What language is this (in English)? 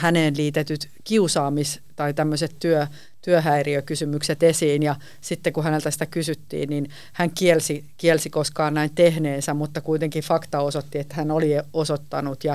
Finnish